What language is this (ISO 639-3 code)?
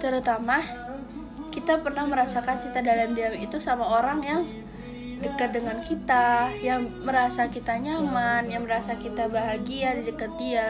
ind